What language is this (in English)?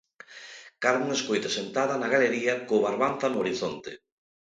Galician